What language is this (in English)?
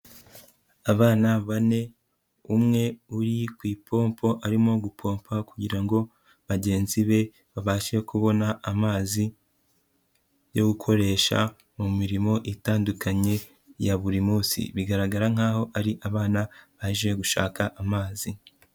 Kinyarwanda